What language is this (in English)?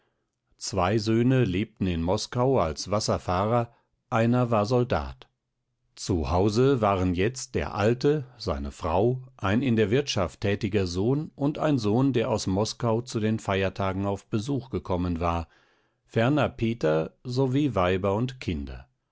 German